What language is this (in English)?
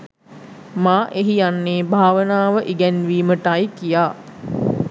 Sinhala